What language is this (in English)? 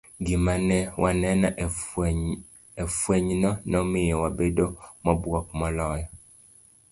Luo (Kenya and Tanzania)